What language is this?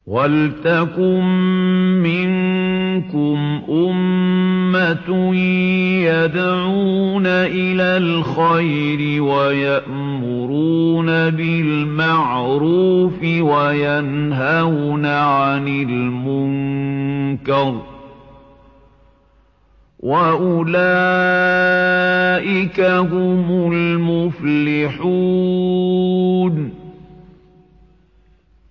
Arabic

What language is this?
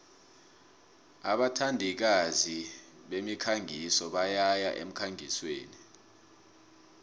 South Ndebele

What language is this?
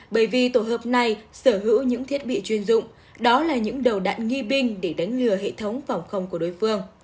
Vietnamese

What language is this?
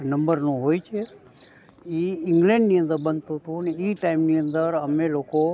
Gujarati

